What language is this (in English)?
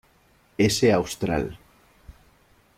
Spanish